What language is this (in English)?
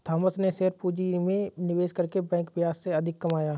Hindi